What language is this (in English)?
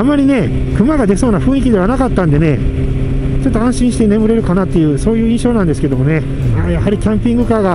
Japanese